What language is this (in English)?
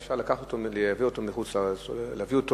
Hebrew